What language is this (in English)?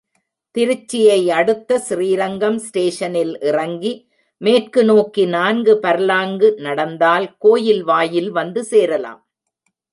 Tamil